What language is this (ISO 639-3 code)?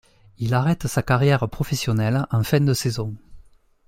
fra